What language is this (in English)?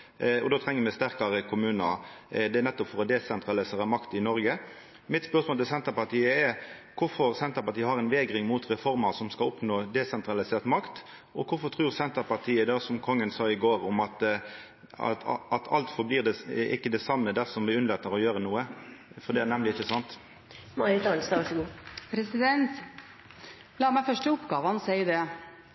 Norwegian